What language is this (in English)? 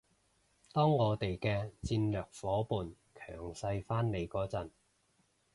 Cantonese